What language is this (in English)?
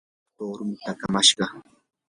Yanahuanca Pasco Quechua